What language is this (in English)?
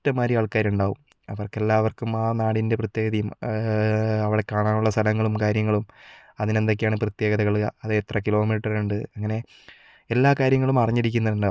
Malayalam